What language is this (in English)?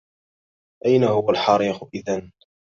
Arabic